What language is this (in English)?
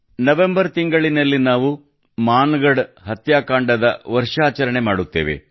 Kannada